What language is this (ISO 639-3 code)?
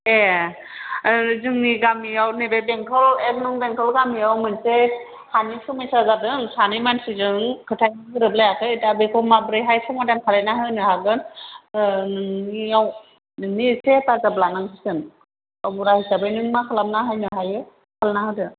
brx